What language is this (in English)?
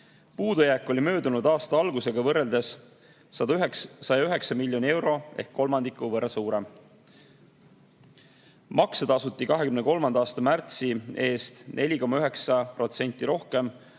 Estonian